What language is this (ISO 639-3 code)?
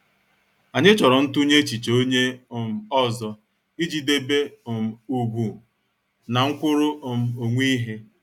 ibo